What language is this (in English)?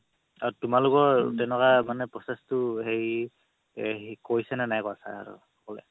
Assamese